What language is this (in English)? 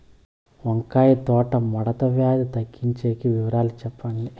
Telugu